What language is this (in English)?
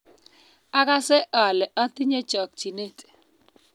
Kalenjin